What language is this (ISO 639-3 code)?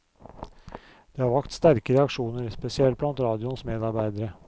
nor